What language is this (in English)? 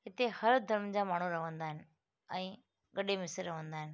Sindhi